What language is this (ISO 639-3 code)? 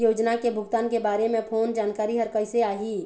hne